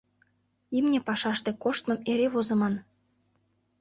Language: Mari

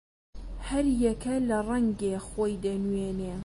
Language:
Central Kurdish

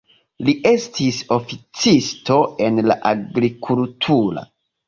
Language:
Esperanto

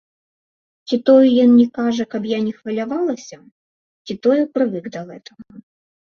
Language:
Belarusian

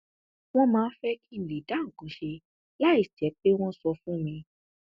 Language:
Yoruba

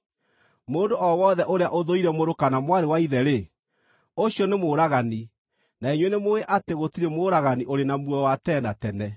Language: Kikuyu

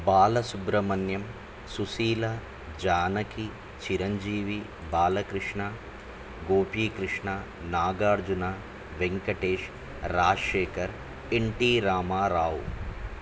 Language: Telugu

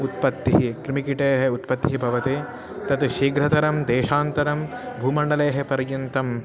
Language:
Sanskrit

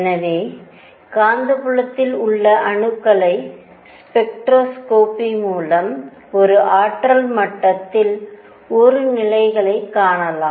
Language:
Tamil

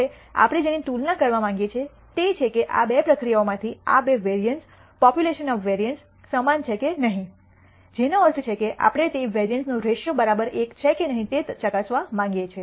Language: Gujarati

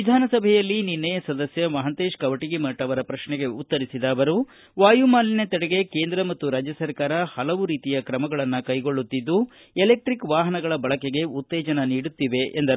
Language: Kannada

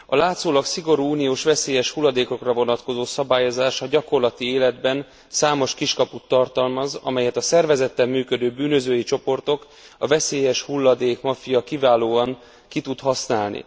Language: Hungarian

